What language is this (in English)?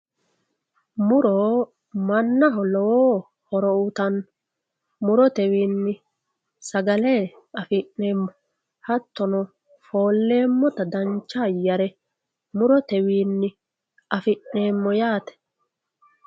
Sidamo